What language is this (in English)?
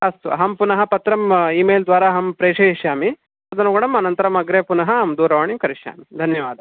Sanskrit